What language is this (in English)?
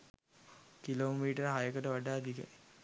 Sinhala